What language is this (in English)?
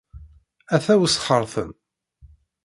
Kabyle